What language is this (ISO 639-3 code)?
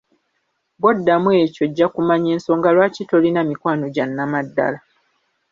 lug